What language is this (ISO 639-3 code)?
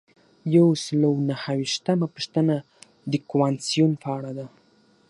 pus